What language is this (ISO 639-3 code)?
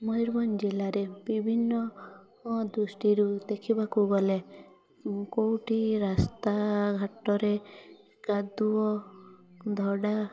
ori